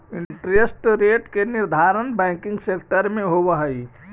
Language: Magahi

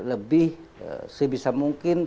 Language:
Indonesian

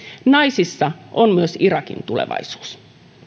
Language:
Finnish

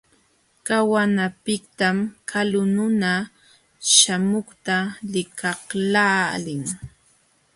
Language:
Jauja Wanca Quechua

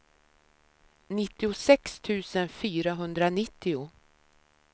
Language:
Swedish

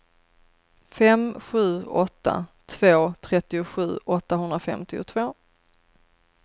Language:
Swedish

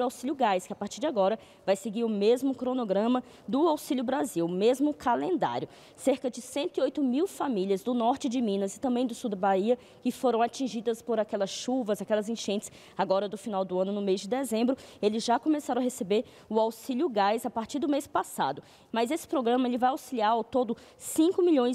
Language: Portuguese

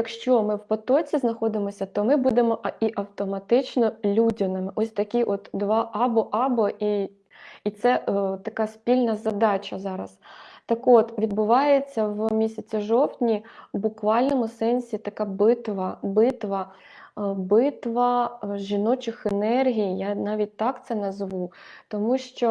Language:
Ukrainian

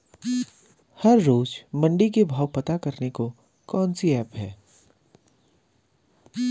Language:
Hindi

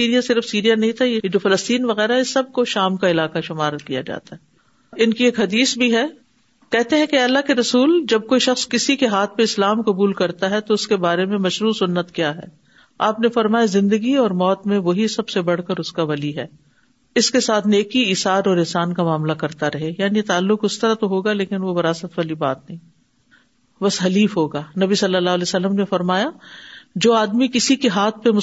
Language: Urdu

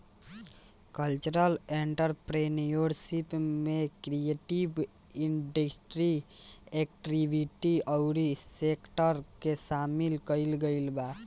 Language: Bhojpuri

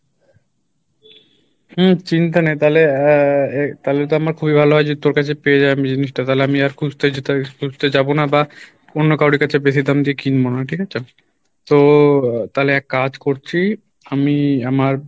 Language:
Bangla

